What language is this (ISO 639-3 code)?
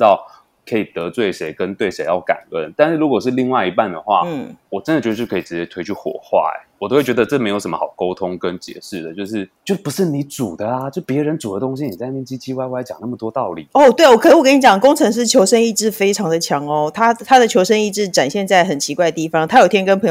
zho